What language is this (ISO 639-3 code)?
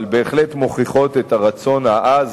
heb